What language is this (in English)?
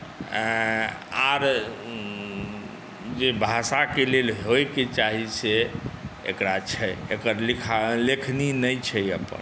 Maithili